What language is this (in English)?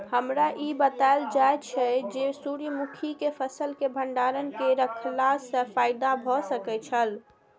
Maithili